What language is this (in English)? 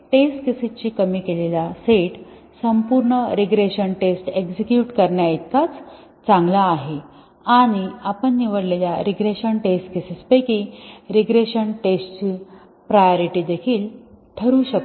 Marathi